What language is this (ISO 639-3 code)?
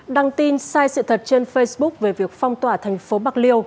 vie